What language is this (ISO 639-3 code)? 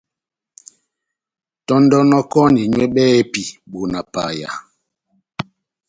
bnm